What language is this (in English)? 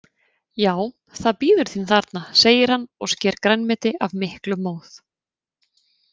Icelandic